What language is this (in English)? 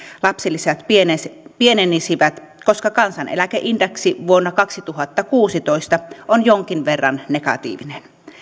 Finnish